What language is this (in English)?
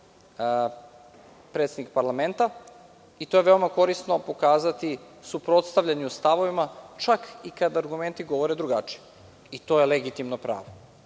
Serbian